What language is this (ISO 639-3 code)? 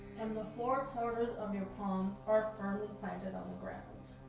eng